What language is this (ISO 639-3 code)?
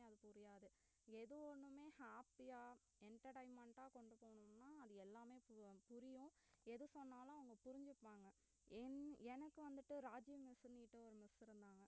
tam